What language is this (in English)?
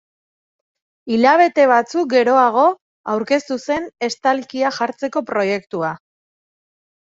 Basque